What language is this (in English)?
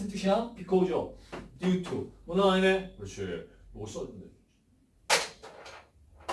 Korean